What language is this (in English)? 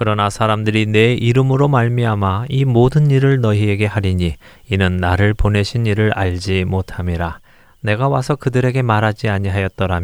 Korean